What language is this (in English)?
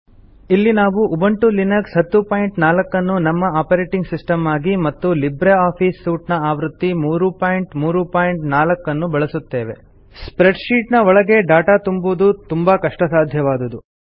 Kannada